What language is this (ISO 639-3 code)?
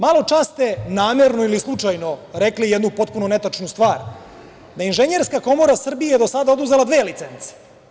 srp